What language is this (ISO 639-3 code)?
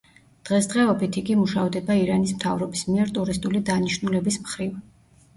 kat